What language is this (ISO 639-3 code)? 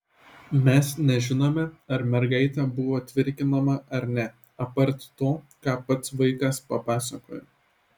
lit